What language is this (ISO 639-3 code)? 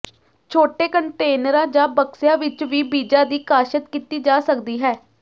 pan